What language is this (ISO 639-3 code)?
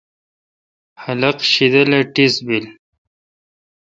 xka